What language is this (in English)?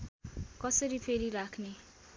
Nepali